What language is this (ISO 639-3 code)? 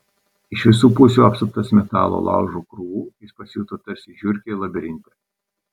lit